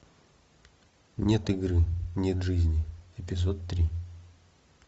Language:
Russian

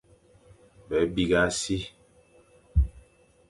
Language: Fang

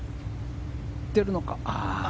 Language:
Japanese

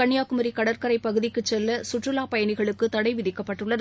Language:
Tamil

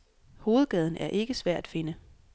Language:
Danish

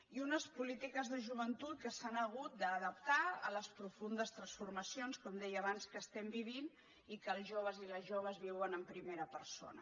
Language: Catalan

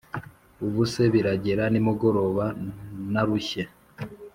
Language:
Kinyarwanda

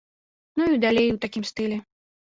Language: Belarusian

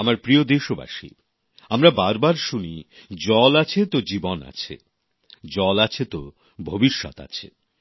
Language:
Bangla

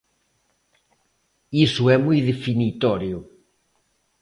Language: Galician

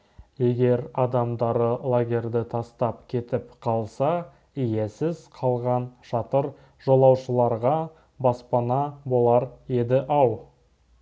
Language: Kazakh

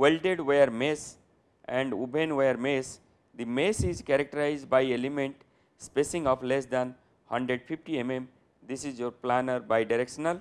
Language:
English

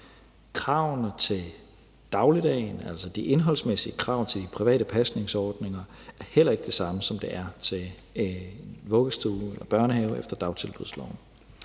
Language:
Danish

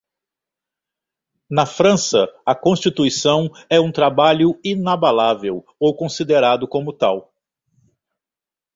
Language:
Portuguese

